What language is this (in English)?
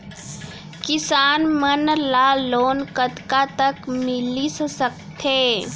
Chhattisgarhi